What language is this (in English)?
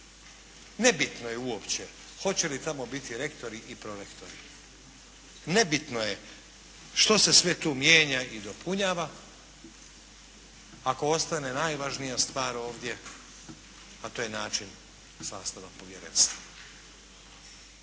Croatian